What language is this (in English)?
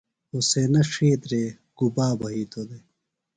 Phalura